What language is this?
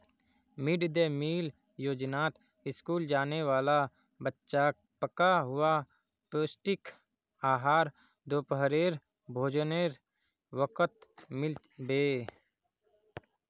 Magahi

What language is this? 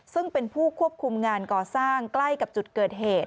Thai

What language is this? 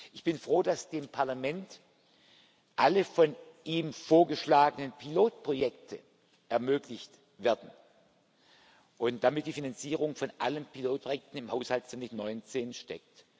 German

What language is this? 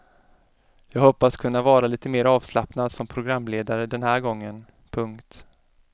Swedish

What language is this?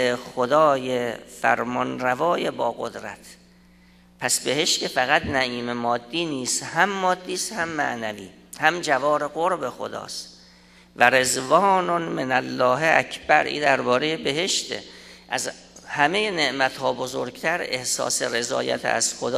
Persian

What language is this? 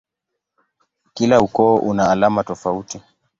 Swahili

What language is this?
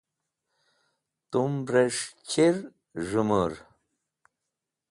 Wakhi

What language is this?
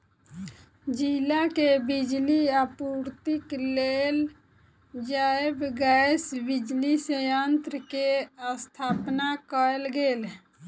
Maithili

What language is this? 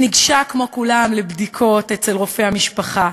Hebrew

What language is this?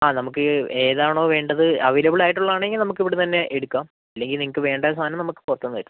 Malayalam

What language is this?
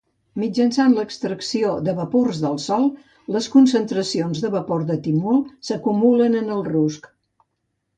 Catalan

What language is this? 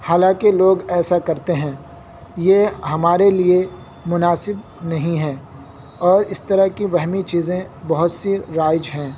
Urdu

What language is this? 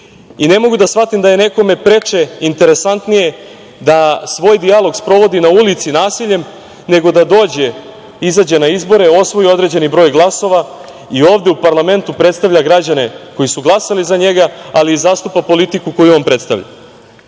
Serbian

